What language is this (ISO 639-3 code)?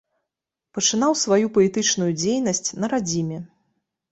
bel